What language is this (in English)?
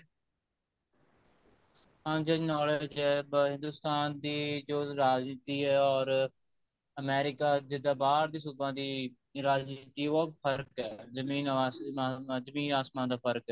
Punjabi